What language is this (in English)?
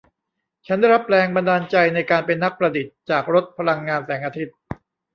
Thai